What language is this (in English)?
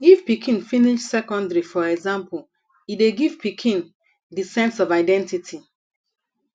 Nigerian Pidgin